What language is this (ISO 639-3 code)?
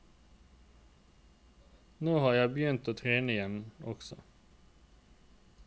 nor